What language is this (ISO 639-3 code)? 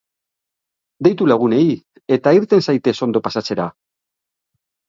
eus